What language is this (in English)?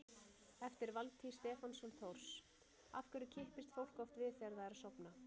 Icelandic